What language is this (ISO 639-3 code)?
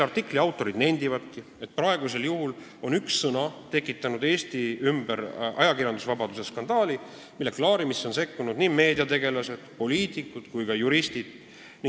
est